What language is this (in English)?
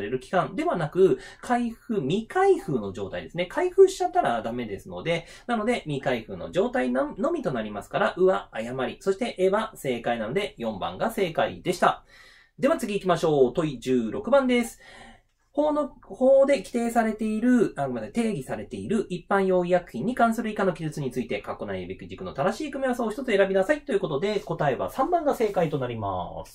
Japanese